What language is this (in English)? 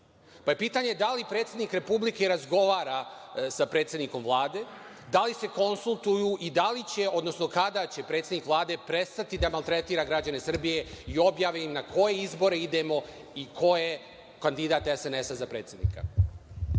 Serbian